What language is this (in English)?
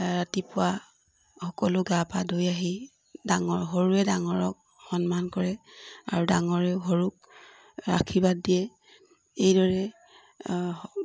Assamese